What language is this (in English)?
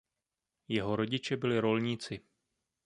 Czech